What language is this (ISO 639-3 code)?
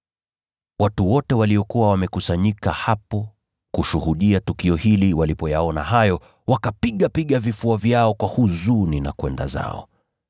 swa